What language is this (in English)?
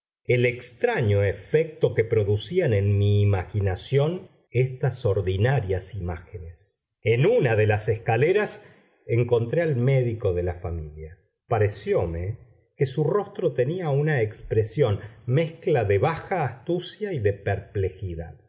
Spanish